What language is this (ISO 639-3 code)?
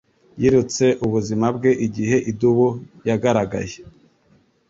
kin